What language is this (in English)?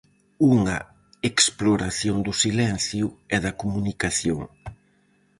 Galician